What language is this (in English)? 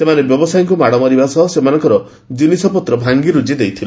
Odia